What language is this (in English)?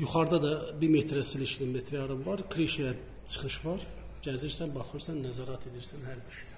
Turkish